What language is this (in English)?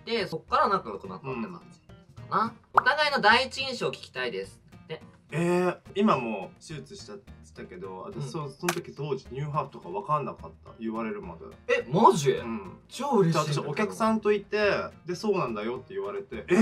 Japanese